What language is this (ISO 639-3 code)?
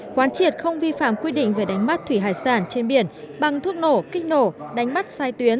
vie